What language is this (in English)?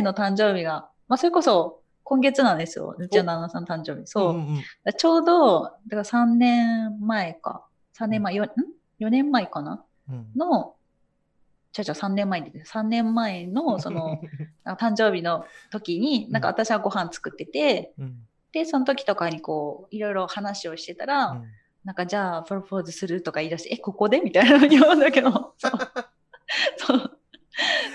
Japanese